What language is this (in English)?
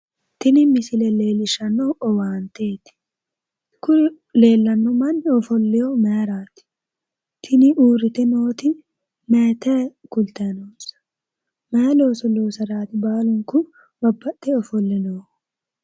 Sidamo